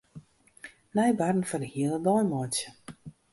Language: Western Frisian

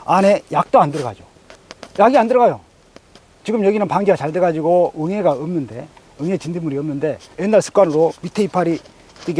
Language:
Korean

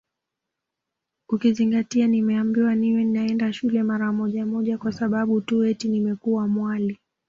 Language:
Swahili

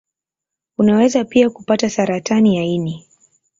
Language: Swahili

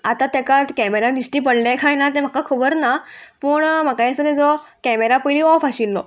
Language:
Konkani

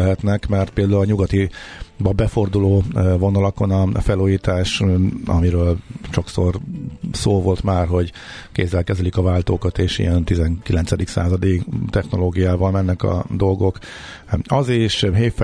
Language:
Hungarian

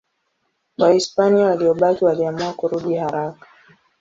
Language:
Swahili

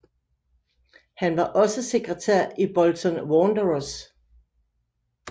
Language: Danish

